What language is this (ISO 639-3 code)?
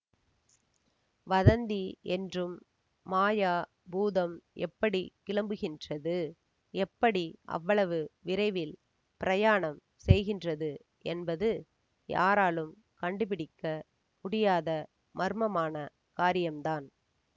tam